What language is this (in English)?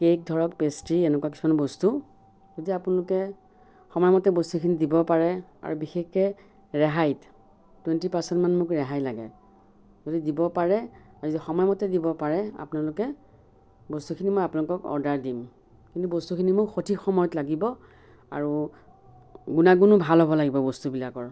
Assamese